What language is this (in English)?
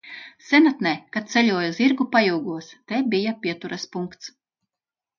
Latvian